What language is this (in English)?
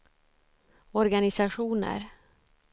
Swedish